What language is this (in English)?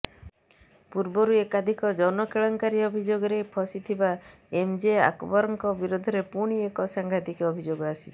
Odia